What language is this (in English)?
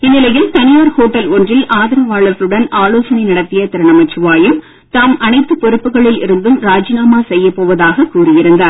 Tamil